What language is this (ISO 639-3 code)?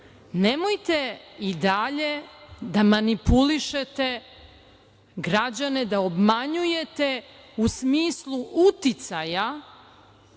srp